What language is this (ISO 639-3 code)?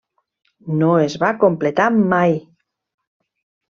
cat